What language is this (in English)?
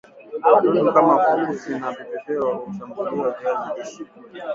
Swahili